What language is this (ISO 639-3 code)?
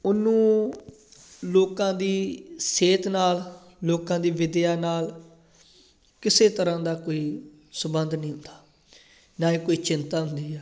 pan